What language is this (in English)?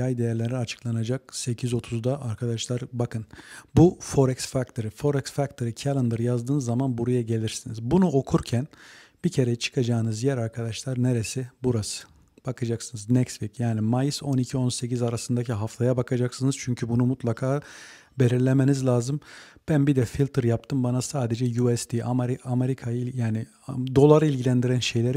Turkish